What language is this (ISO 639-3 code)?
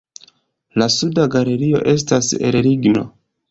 epo